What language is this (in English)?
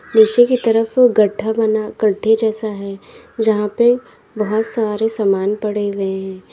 Hindi